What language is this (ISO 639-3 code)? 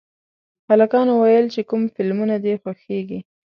pus